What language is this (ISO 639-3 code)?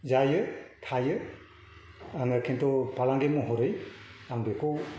brx